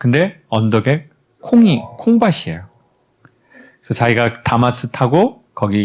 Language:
Korean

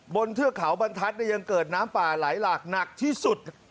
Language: Thai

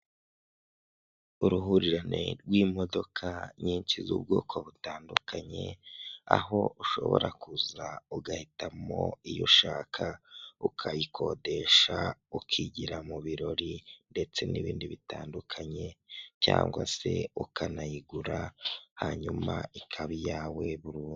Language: Kinyarwanda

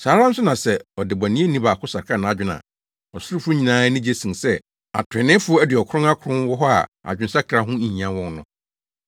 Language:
Akan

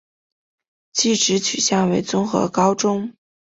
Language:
Chinese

